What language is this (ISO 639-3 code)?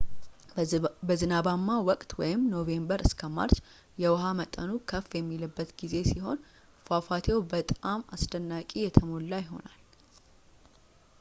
amh